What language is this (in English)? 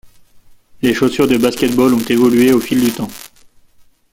French